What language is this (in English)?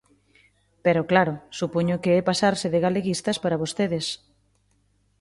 Galician